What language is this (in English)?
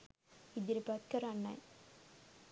Sinhala